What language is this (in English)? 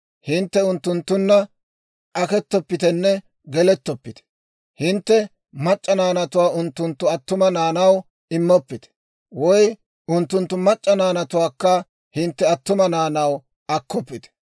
Dawro